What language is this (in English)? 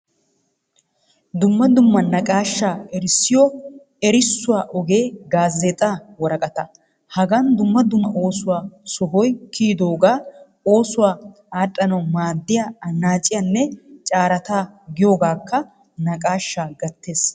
Wolaytta